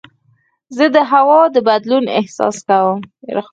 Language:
Pashto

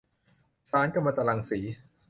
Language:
Thai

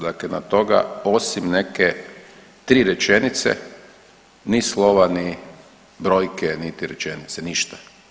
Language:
Croatian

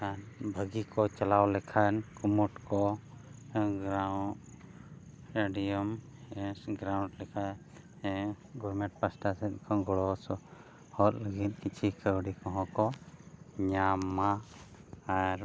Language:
Santali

